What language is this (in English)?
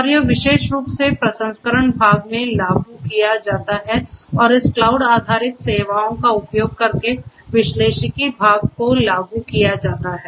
Hindi